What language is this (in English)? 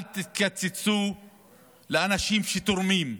Hebrew